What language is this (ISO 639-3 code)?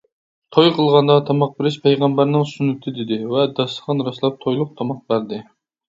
uig